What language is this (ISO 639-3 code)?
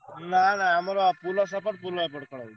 ori